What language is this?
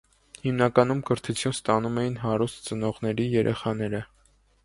Armenian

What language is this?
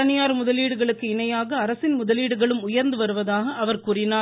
Tamil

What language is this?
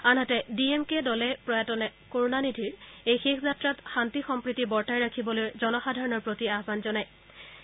Assamese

